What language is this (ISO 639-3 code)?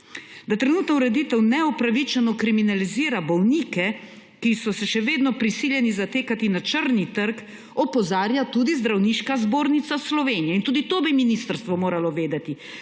slv